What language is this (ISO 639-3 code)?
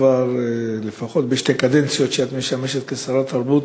heb